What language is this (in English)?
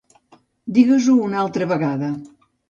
Catalan